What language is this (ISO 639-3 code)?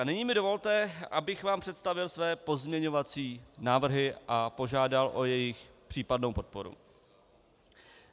ces